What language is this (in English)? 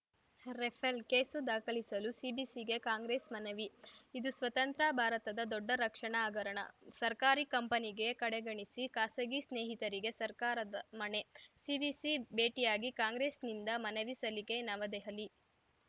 Kannada